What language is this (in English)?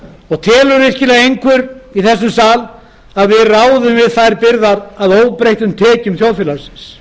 Icelandic